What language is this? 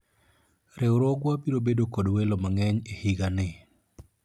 Luo (Kenya and Tanzania)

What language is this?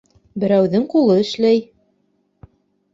Bashkir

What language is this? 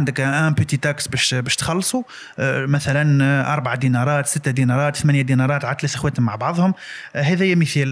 Arabic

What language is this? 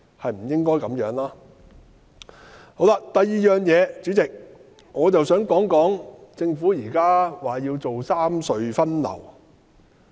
Cantonese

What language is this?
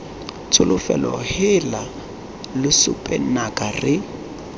Tswana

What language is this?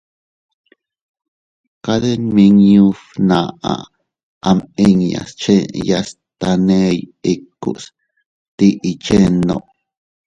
Teutila Cuicatec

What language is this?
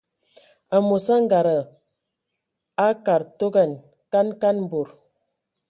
Ewondo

